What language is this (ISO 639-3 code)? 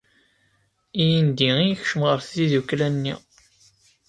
kab